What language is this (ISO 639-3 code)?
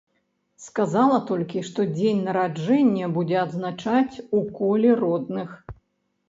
bel